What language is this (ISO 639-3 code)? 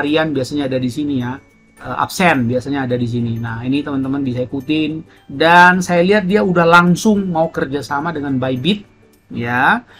ind